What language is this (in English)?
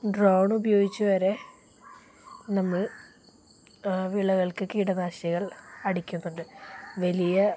Malayalam